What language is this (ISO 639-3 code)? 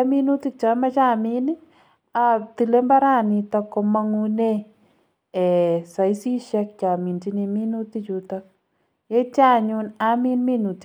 kln